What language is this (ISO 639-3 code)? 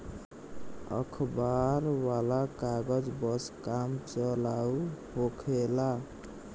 bho